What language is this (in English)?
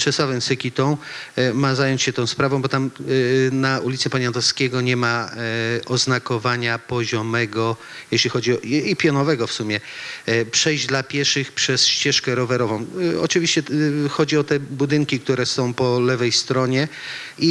Polish